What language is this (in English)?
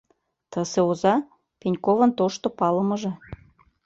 Mari